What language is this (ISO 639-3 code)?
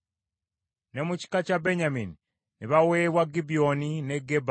lug